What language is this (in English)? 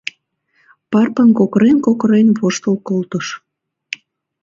Mari